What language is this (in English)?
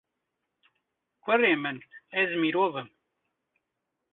Kurdish